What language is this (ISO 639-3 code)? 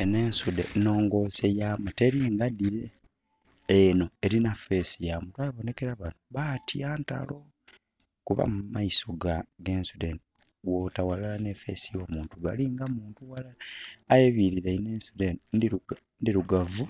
xog